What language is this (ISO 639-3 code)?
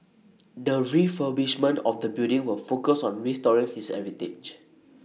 eng